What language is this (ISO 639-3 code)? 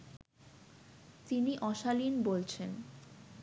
ben